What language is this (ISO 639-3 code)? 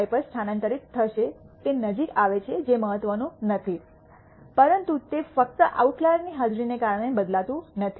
guj